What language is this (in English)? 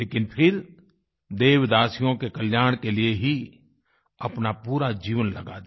Hindi